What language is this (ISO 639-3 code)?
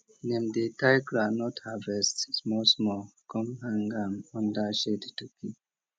pcm